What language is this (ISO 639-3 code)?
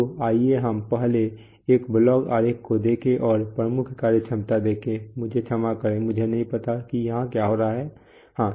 hin